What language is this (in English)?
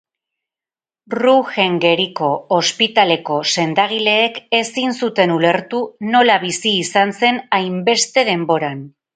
Basque